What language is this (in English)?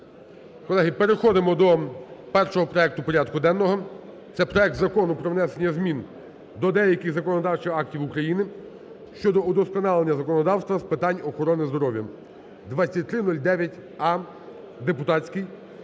Ukrainian